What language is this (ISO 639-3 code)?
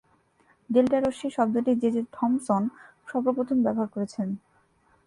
ben